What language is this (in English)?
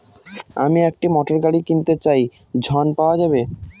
Bangla